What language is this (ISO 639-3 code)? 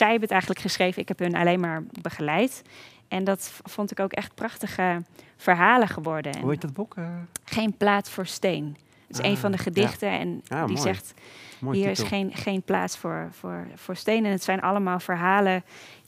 nld